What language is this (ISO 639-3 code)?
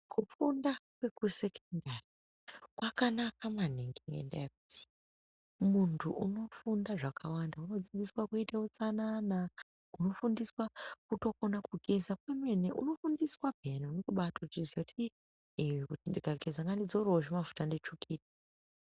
ndc